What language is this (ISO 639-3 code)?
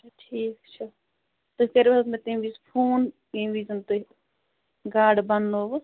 kas